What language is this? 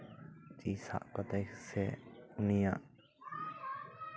Santali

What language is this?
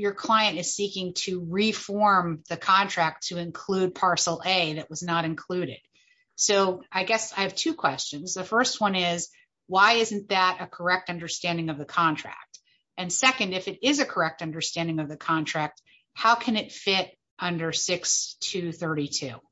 English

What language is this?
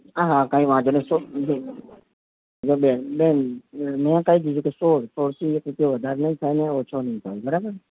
Gujarati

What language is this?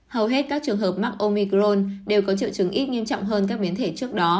Vietnamese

